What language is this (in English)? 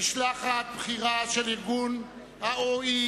Hebrew